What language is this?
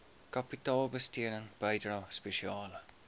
Afrikaans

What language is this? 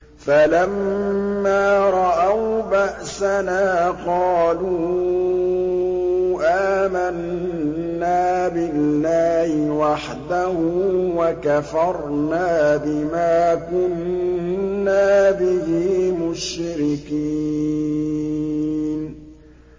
Arabic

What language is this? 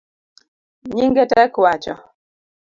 Luo (Kenya and Tanzania)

